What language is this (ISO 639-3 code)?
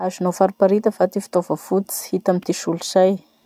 msh